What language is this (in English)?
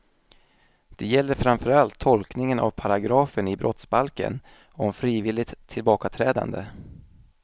Swedish